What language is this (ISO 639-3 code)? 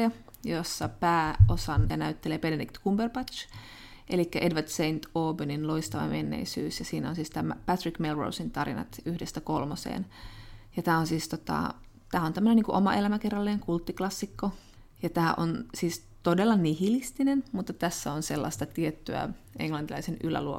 fin